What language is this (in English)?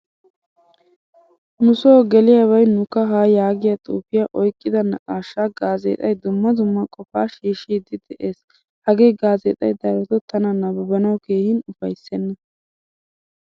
Wolaytta